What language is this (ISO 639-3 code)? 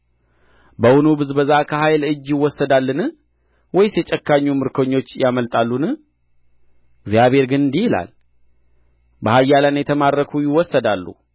amh